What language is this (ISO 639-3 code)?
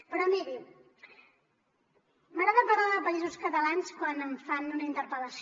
cat